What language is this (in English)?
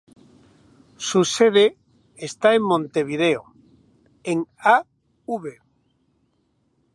Spanish